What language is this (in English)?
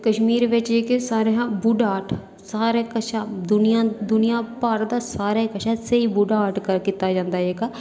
Dogri